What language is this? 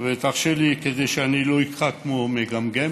Hebrew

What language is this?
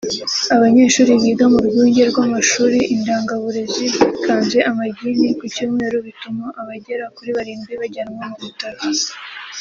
Kinyarwanda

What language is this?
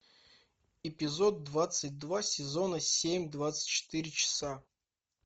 Russian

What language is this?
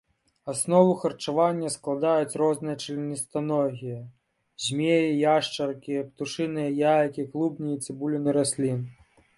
Belarusian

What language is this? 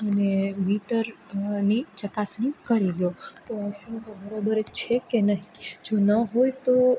Gujarati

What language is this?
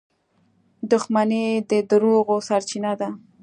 Pashto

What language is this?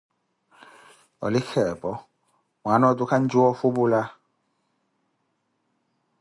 Koti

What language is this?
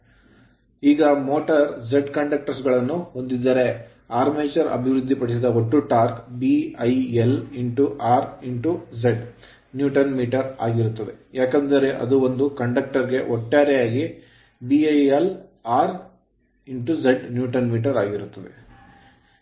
Kannada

